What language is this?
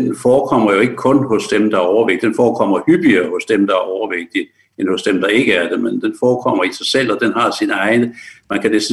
Danish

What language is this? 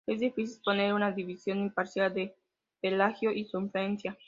Spanish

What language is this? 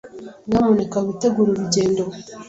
Kinyarwanda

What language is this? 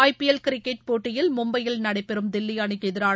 Tamil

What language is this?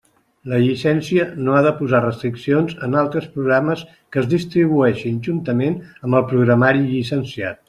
Catalan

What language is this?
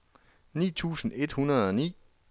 Danish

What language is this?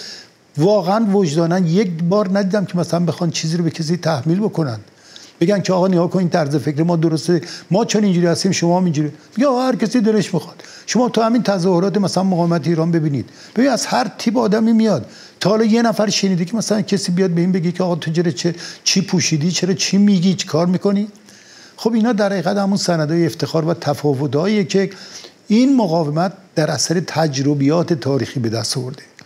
Persian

